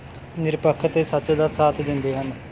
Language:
Punjabi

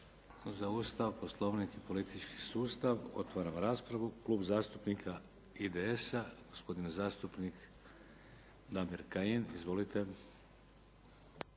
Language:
Croatian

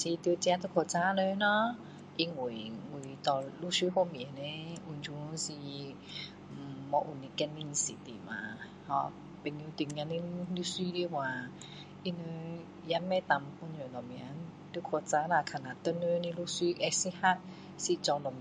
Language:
Min Dong Chinese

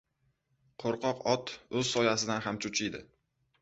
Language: Uzbek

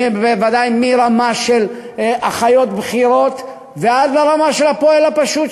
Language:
Hebrew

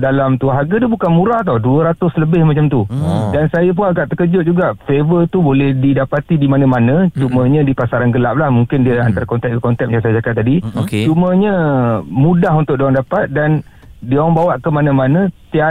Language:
Malay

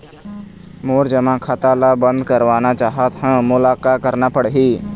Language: Chhattisgarhi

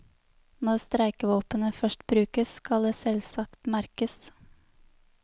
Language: Norwegian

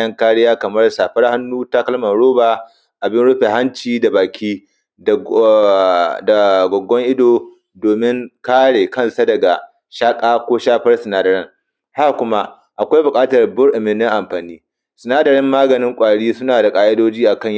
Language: Hausa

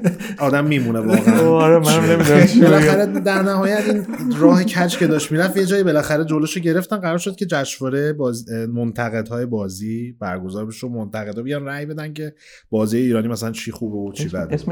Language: Persian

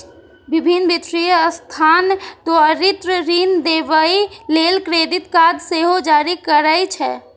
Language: Maithili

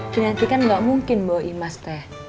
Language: Indonesian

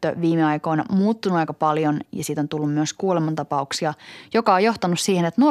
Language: Finnish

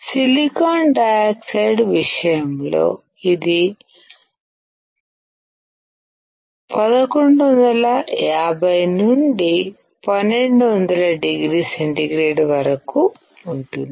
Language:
Telugu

